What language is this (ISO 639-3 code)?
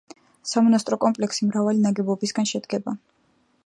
kat